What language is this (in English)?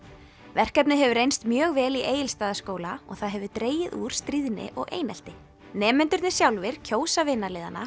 Icelandic